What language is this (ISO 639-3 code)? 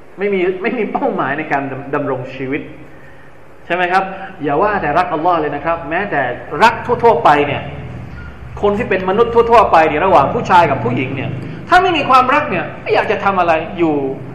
tha